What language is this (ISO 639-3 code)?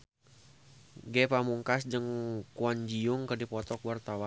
sun